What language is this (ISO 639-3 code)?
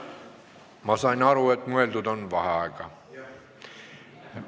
est